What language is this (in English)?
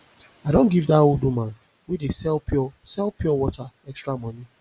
Nigerian Pidgin